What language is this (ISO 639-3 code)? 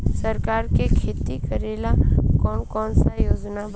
bho